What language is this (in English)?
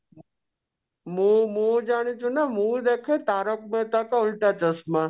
Odia